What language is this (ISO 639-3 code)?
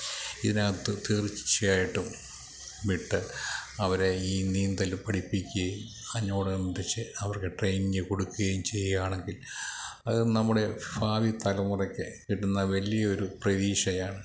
mal